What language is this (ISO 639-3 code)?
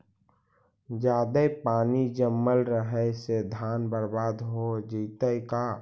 mag